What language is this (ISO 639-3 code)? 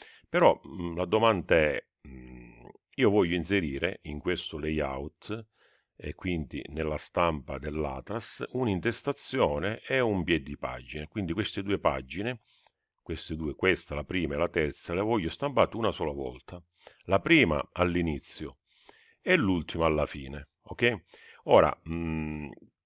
ita